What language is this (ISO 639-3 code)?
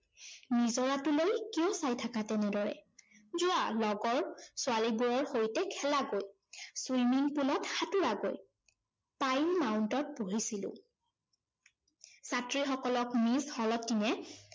asm